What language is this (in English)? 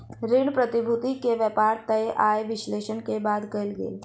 Maithili